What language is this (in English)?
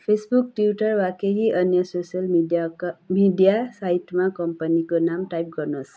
Nepali